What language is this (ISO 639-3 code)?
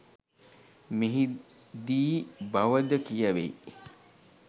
sin